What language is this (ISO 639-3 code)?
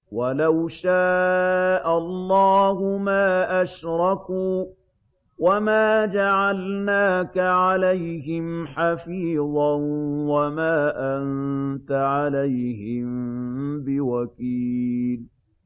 ara